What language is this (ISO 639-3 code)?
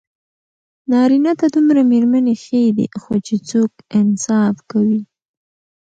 pus